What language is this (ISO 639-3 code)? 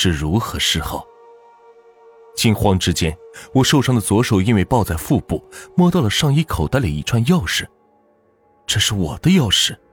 zho